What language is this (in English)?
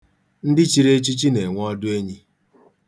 Igbo